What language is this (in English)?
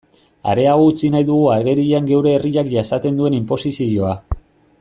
Basque